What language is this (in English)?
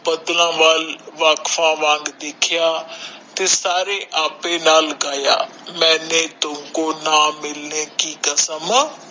Punjabi